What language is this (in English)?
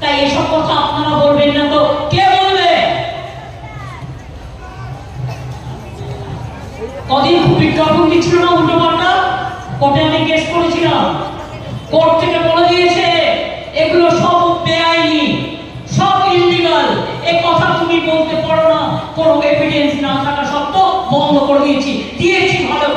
Bangla